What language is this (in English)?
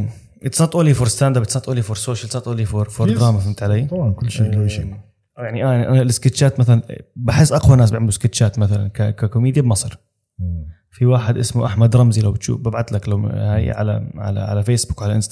Arabic